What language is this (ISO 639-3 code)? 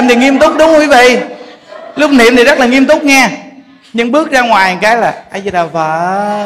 vie